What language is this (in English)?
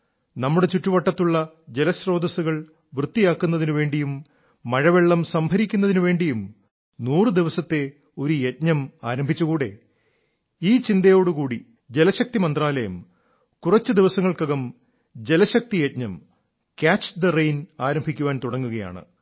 Malayalam